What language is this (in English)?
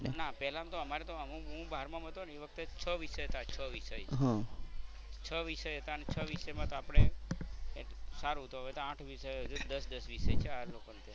Gujarati